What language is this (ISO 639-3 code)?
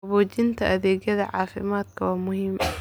som